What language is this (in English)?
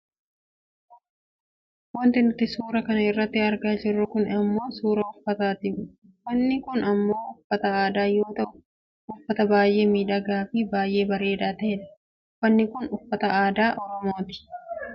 Oromo